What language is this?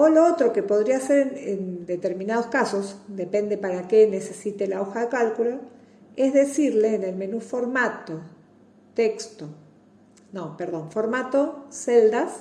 Spanish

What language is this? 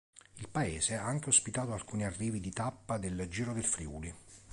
Italian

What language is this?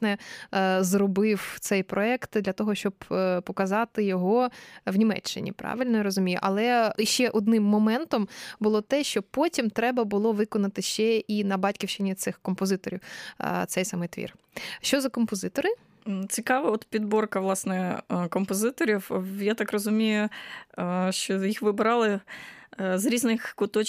Ukrainian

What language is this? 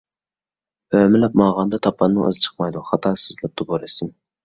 Uyghur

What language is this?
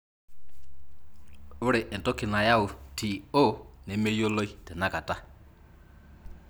Masai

